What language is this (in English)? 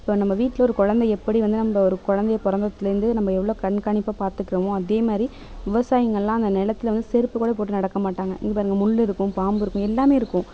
Tamil